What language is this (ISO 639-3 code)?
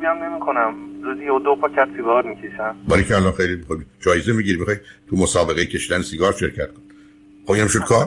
fas